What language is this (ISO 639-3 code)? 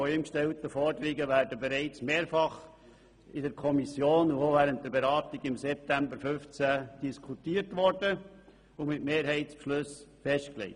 gsw